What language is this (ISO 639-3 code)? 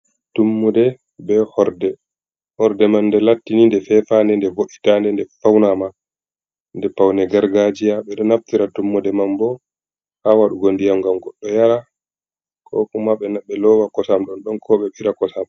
ful